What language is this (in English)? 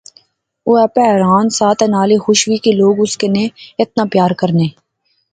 Pahari-Potwari